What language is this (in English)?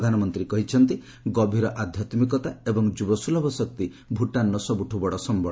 Odia